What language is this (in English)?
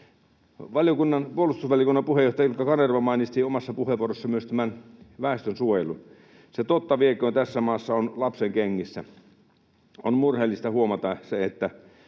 Finnish